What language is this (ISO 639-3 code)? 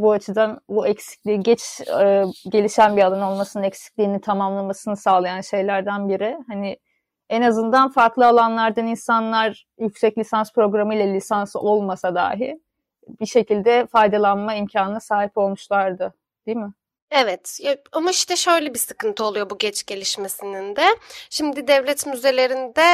tur